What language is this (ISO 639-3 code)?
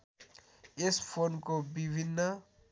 nep